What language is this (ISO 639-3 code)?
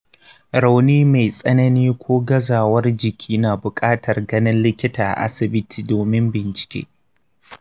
hau